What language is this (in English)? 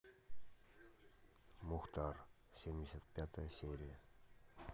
Russian